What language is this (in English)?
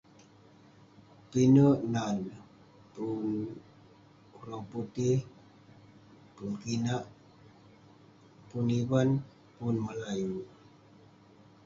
Western Penan